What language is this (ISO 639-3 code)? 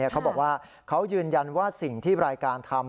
tha